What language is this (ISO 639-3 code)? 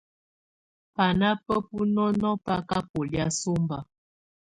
tvu